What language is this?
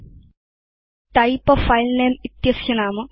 Sanskrit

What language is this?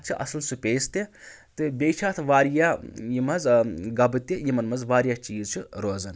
Kashmiri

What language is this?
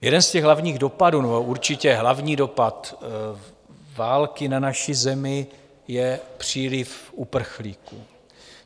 Czech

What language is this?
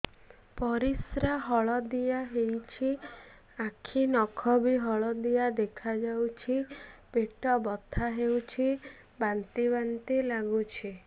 Odia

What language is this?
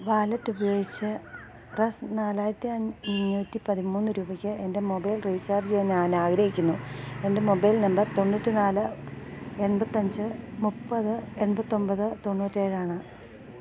Malayalam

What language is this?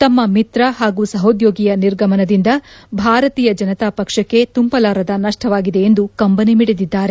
Kannada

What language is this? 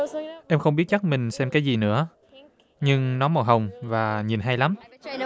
Vietnamese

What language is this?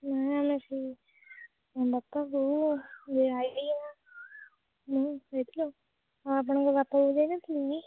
Odia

